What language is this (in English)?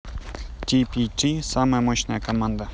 Russian